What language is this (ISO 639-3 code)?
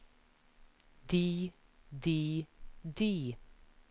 nor